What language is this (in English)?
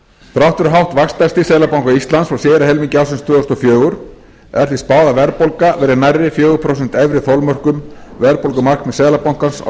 Icelandic